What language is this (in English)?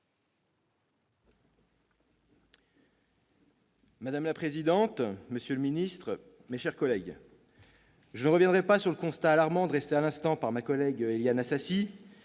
French